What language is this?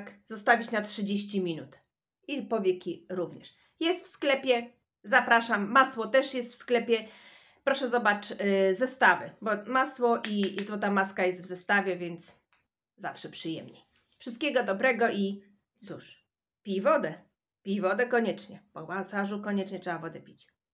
Polish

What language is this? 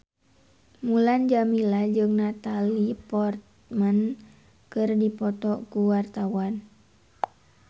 Sundanese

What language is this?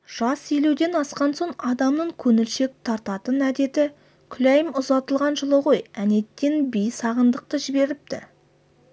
Kazakh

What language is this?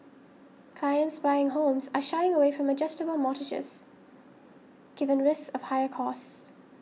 English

